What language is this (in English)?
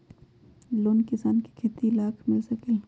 Magahi